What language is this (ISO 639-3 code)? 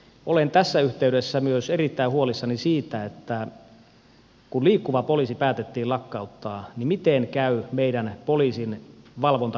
fin